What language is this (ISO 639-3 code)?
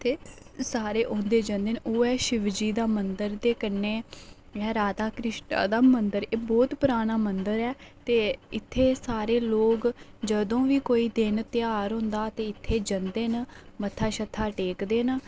doi